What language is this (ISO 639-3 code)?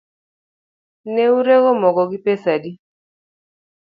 luo